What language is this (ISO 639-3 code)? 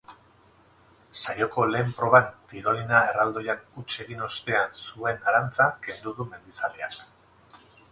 eus